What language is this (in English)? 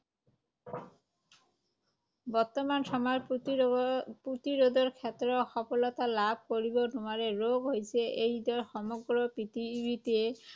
Assamese